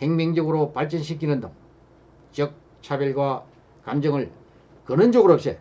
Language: Korean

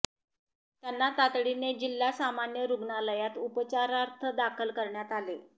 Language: Marathi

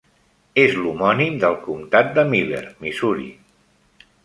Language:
Catalan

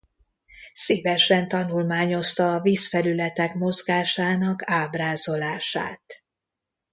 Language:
Hungarian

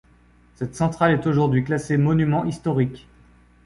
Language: French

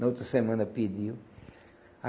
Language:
Portuguese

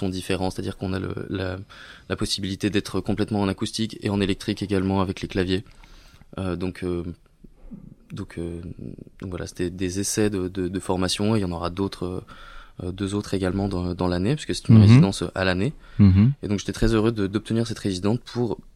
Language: French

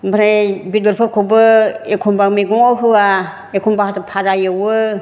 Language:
Bodo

